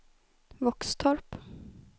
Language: Swedish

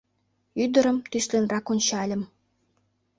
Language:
Mari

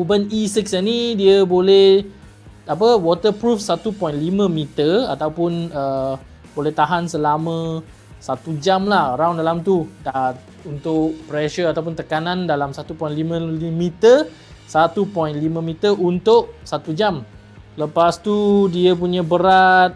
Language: Malay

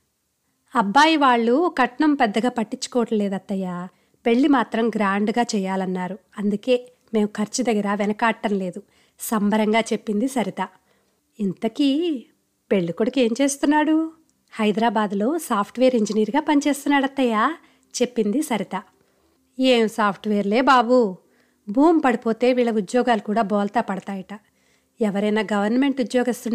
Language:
Telugu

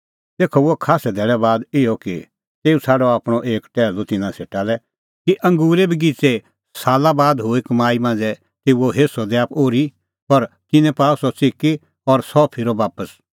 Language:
Kullu Pahari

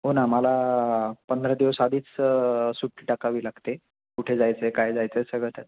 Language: Marathi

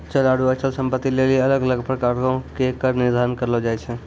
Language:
Maithili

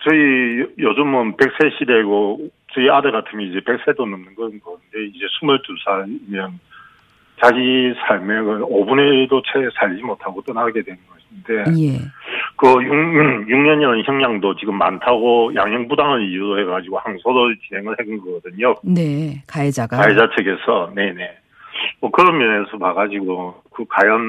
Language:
Korean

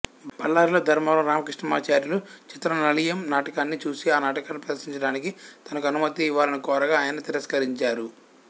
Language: Telugu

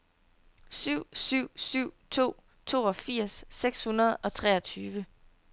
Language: Danish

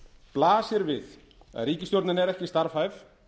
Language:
Icelandic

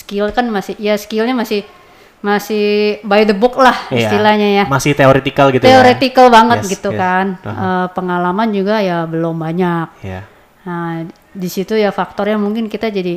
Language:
Indonesian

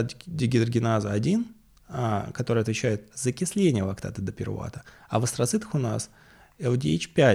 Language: Russian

